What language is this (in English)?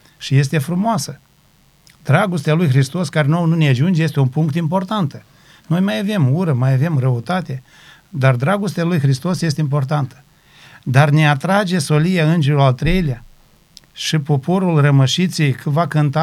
Romanian